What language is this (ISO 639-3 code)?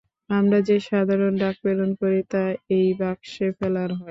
ben